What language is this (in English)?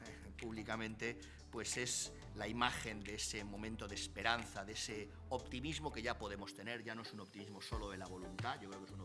Spanish